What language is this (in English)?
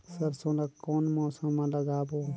Chhattisgarhi